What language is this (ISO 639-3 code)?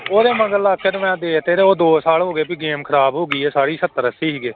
pan